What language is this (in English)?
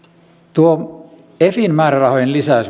Finnish